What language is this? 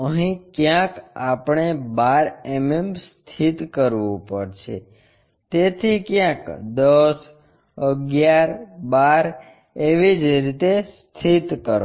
Gujarati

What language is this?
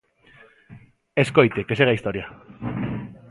Galician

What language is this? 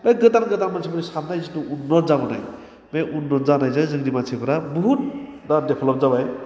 Bodo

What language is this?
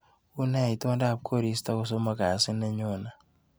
Kalenjin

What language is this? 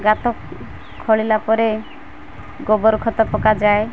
Odia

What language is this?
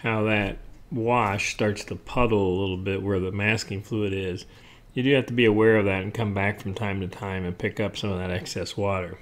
English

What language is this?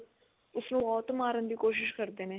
Punjabi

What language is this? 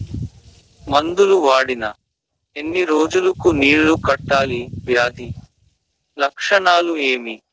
Telugu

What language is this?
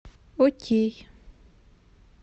Russian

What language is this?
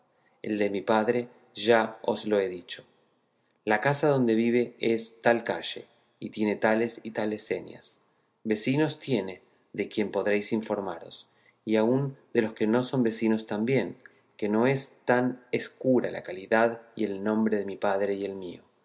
Spanish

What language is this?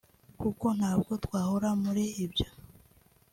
Kinyarwanda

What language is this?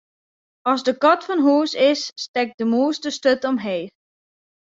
Western Frisian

